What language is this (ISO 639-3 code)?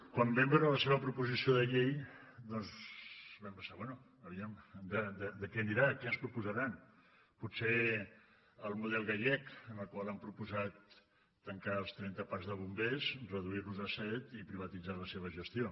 cat